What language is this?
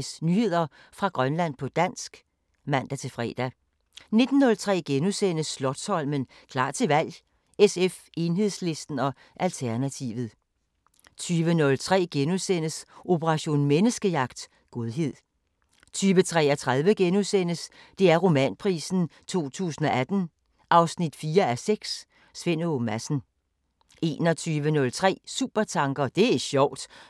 Danish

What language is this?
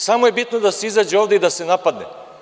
Serbian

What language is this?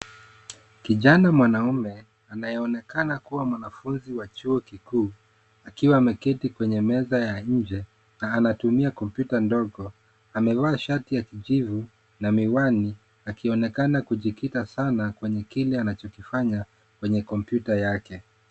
Swahili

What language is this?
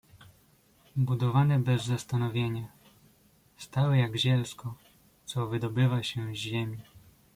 Polish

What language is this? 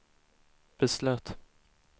Swedish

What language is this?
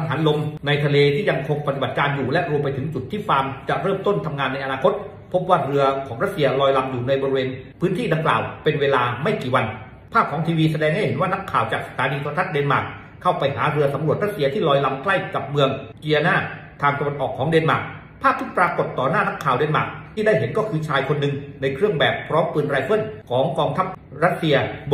Thai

